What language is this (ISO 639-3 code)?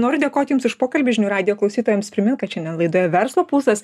lit